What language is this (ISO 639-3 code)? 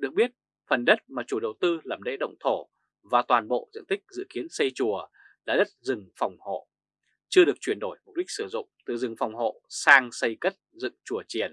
vie